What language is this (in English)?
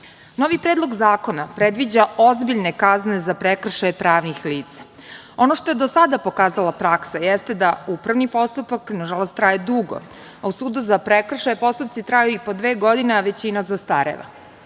Serbian